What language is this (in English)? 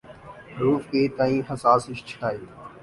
Urdu